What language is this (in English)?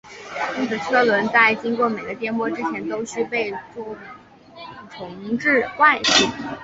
Chinese